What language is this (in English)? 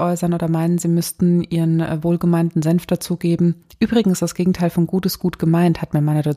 German